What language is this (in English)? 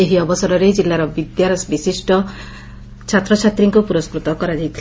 Odia